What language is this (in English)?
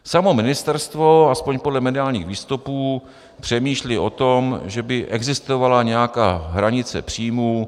Czech